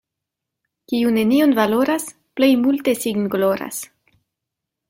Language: Esperanto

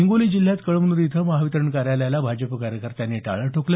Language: Marathi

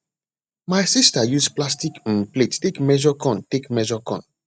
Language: Nigerian Pidgin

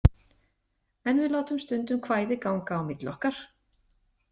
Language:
Icelandic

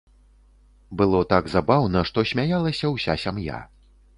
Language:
Belarusian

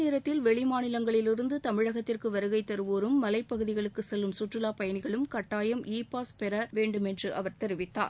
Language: Tamil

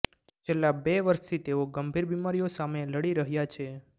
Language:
Gujarati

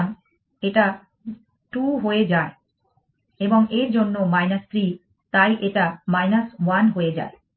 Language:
Bangla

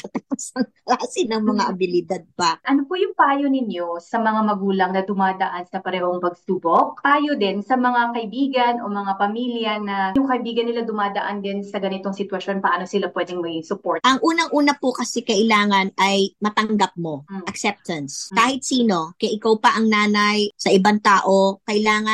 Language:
Filipino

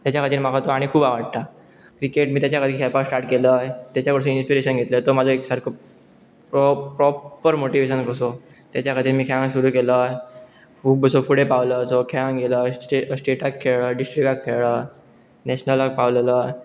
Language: Konkani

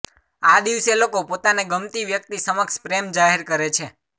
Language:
Gujarati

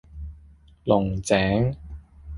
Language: Cantonese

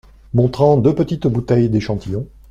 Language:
French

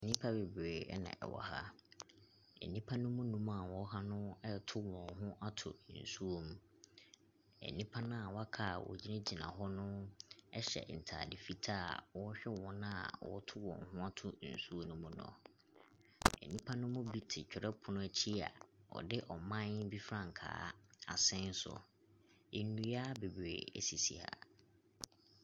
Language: Akan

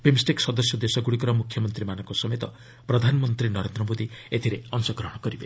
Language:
Odia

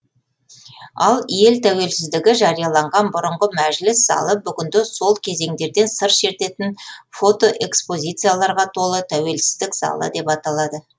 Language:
Kazakh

